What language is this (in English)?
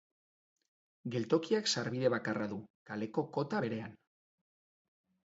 Basque